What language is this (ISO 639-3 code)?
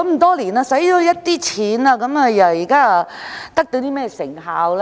yue